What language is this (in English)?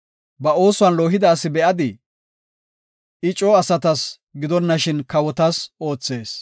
Gofa